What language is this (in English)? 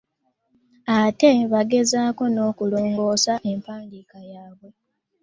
Ganda